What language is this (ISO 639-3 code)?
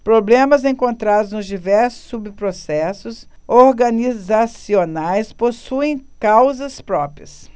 por